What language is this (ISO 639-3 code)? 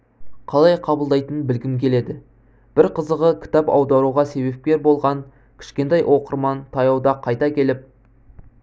kaz